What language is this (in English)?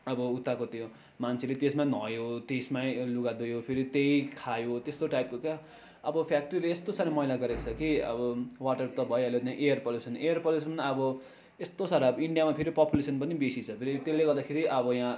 Nepali